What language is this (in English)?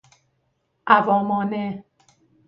Persian